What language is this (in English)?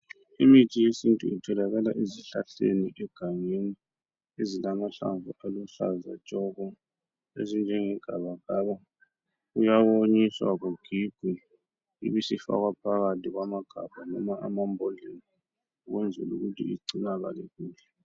North Ndebele